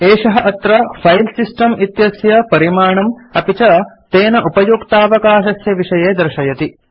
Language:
Sanskrit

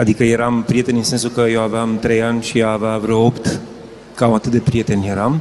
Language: Romanian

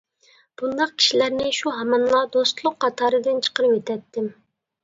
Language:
Uyghur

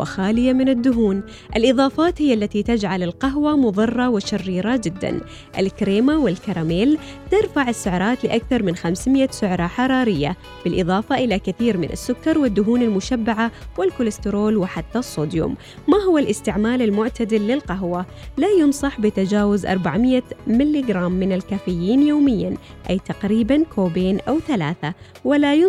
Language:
Arabic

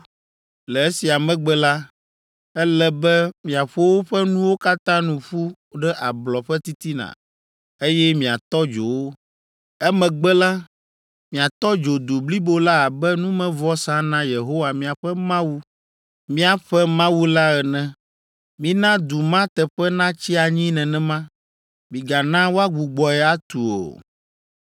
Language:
Ewe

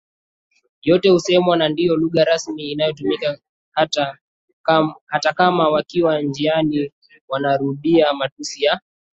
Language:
Swahili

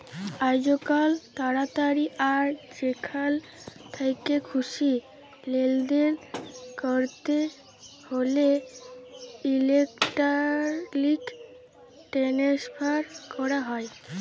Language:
Bangla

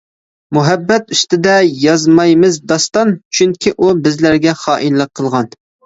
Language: Uyghur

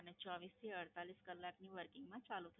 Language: Gujarati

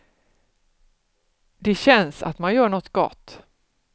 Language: Swedish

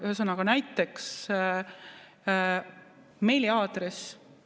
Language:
Estonian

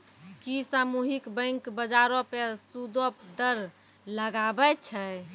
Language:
Maithili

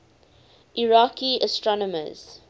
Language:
English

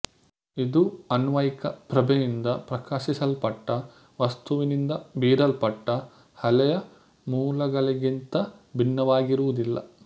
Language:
Kannada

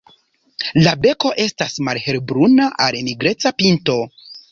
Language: Esperanto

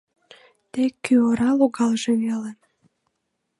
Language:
Mari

